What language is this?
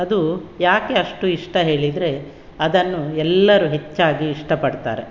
Kannada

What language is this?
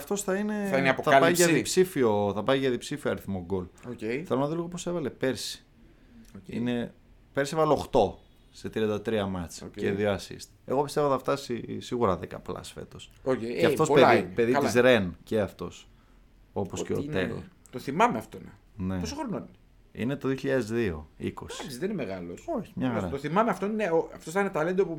Greek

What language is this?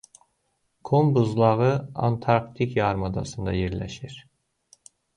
Azerbaijani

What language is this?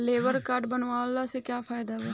Bhojpuri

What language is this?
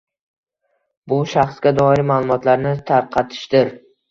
Uzbek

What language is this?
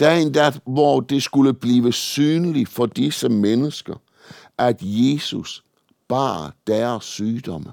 Danish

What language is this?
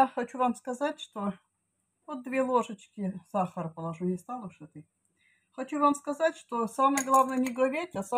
Russian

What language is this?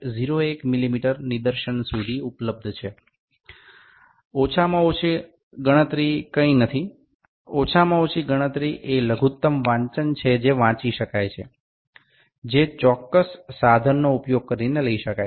Gujarati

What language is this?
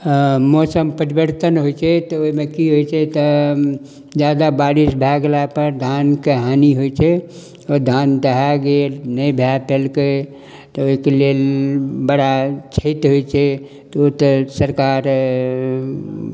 Maithili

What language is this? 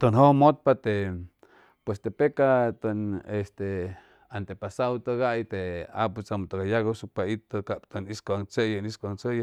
Chimalapa Zoque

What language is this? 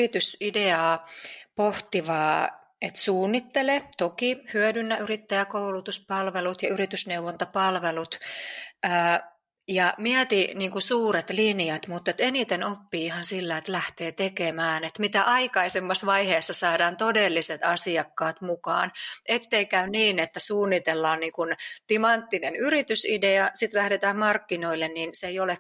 Finnish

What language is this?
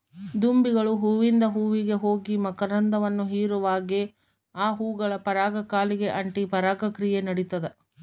Kannada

